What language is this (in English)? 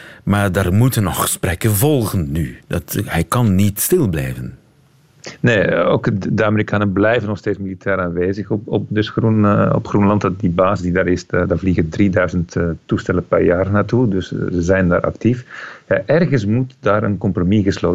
Dutch